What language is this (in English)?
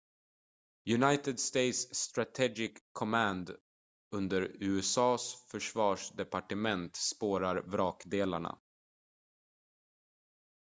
Swedish